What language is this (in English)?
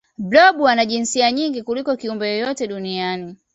Swahili